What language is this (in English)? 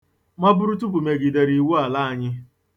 Igbo